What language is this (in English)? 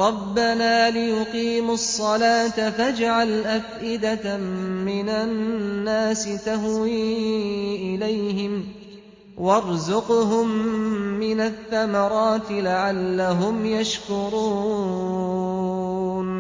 Arabic